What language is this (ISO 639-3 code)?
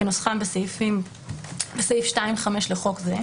heb